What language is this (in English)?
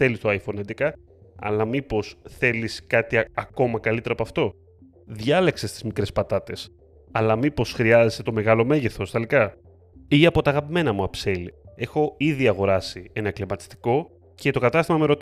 Greek